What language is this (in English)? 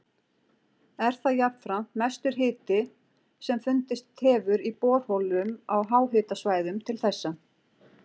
Icelandic